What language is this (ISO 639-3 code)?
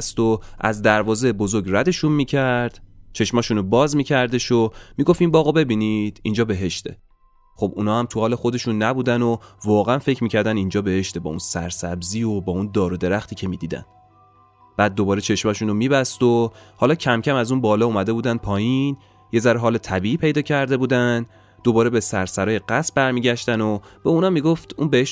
fas